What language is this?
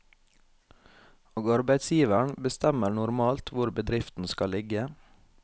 Norwegian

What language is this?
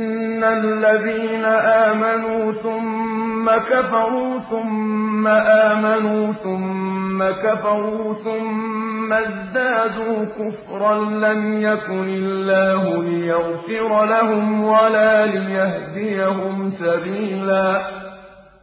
Arabic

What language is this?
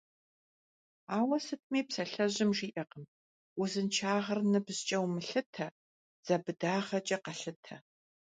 Kabardian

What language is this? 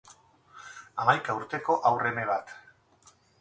Basque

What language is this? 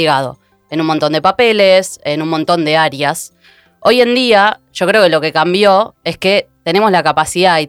Spanish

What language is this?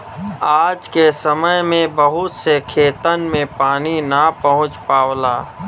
Bhojpuri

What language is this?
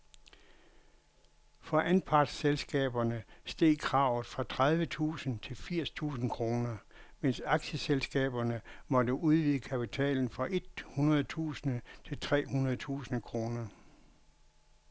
Danish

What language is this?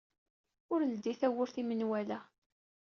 Kabyle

